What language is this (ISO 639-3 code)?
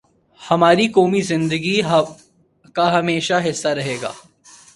urd